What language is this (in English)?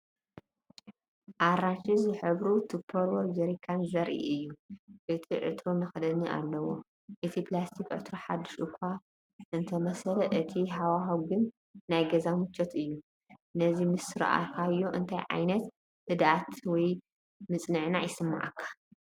Tigrinya